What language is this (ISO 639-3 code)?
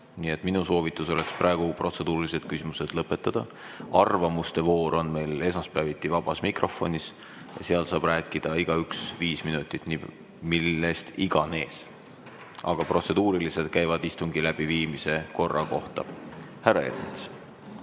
est